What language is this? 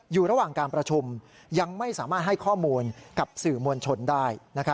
Thai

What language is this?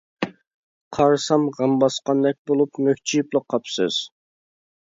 Uyghur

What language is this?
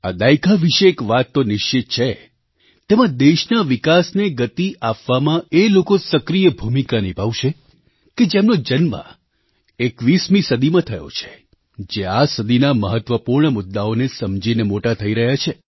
Gujarati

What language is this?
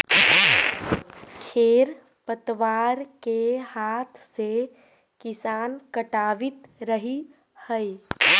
Magahi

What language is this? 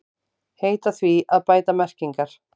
Icelandic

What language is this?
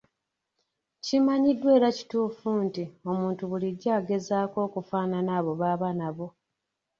Ganda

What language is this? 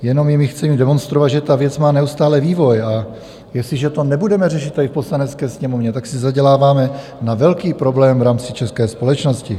Czech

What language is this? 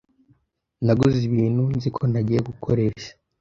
Kinyarwanda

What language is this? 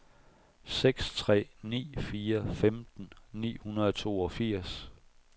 Danish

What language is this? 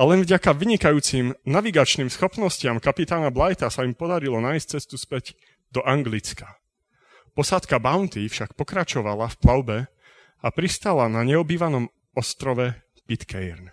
Slovak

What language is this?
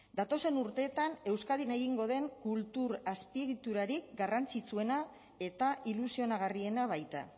Basque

